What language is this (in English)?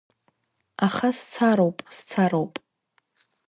Abkhazian